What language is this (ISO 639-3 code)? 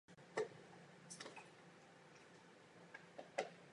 ces